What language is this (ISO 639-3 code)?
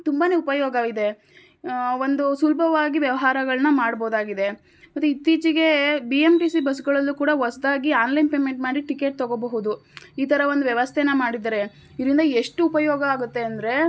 kan